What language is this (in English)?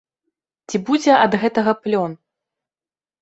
Belarusian